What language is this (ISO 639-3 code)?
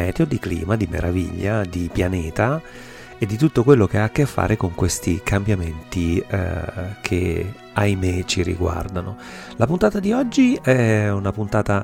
ita